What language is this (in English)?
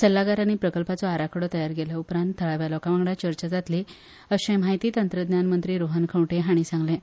Konkani